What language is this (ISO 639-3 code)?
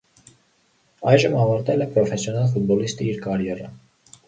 hye